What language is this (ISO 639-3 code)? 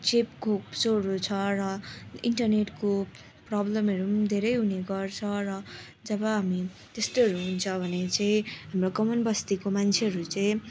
nep